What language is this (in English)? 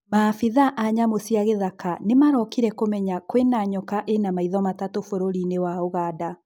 Kikuyu